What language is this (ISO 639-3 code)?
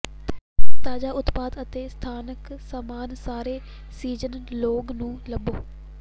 pan